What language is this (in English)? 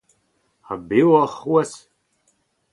Breton